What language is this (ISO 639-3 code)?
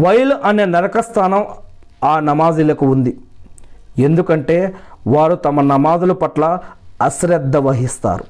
tel